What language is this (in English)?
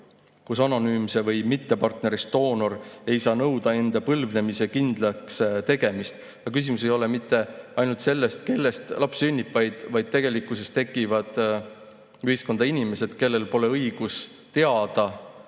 Estonian